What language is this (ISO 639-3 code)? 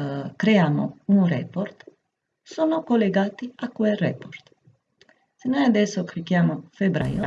ita